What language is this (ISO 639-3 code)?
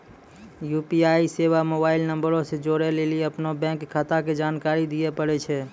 mai